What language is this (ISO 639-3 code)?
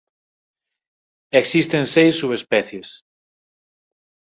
glg